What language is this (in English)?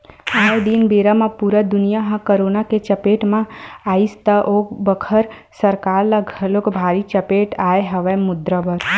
Chhattisgarhi